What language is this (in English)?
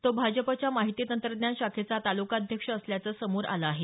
Marathi